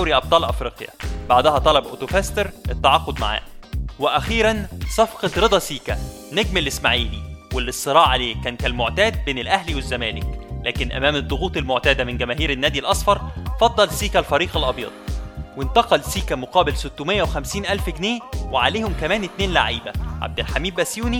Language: Arabic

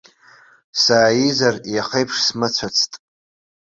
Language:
Abkhazian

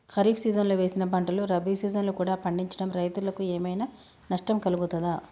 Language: Telugu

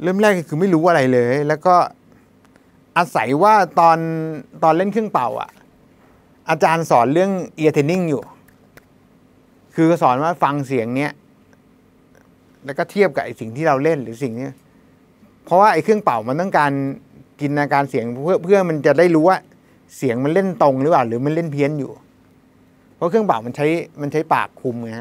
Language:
Thai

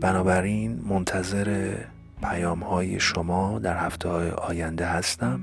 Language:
Persian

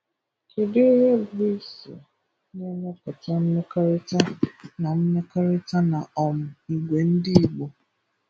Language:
Igbo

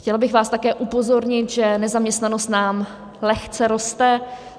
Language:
Czech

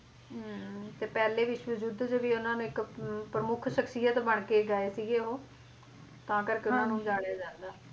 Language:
Punjabi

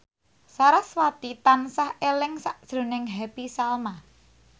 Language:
Javanese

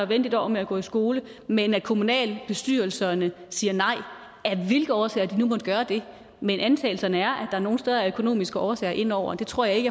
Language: Danish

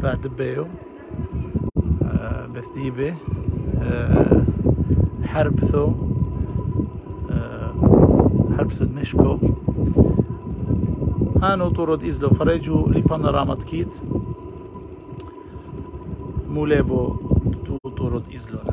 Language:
Arabic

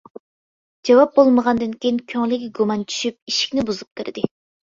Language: Uyghur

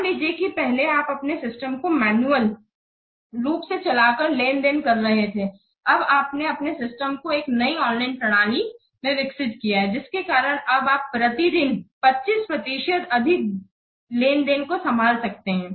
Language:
Hindi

